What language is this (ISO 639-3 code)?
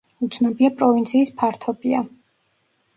kat